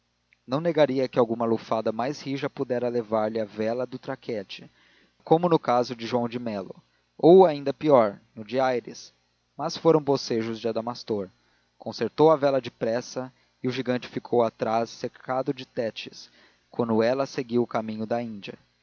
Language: Portuguese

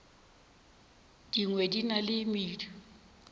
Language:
Northern Sotho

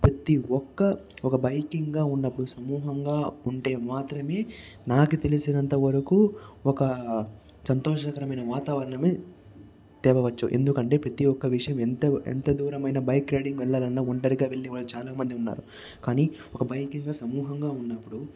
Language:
Telugu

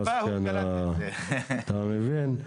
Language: Hebrew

